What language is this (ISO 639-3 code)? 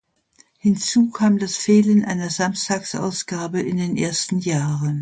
deu